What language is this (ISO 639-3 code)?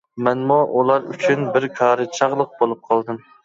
uig